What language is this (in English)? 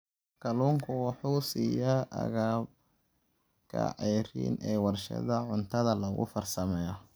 Somali